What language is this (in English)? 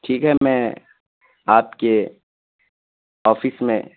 Urdu